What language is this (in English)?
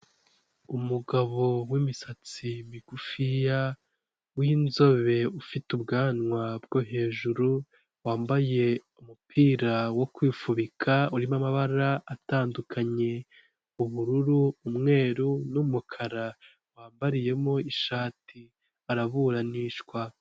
Kinyarwanda